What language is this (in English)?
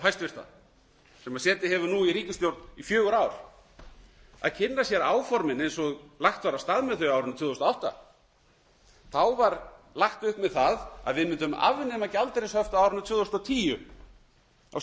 Icelandic